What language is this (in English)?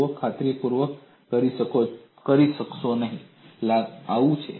Gujarati